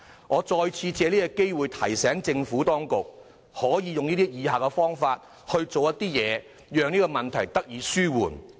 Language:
Cantonese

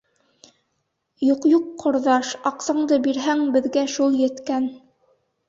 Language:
Bashkir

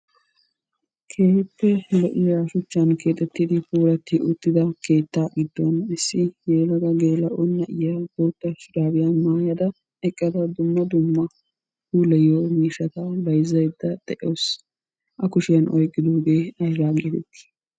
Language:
Wolaytta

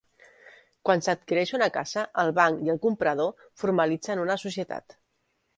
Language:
Catalan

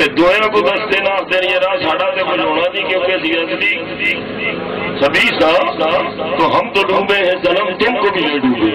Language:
Turkish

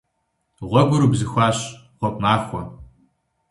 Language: Kabardian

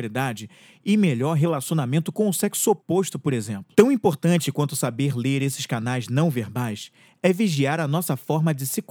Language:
Portuguese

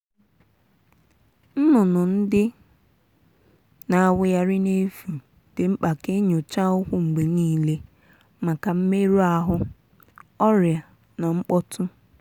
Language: Igbo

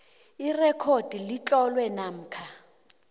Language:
South Ndebele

